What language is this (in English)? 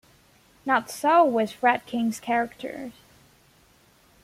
English